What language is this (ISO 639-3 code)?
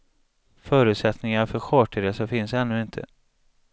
swe